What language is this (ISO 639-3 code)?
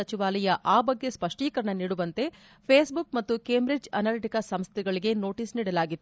kan